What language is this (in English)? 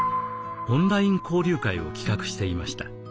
Japanese